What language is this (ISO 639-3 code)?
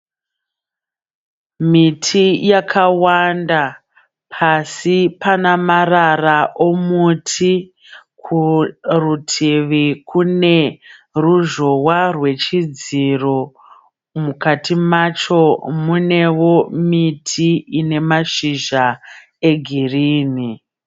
sna